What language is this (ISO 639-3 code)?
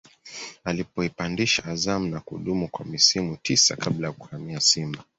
swa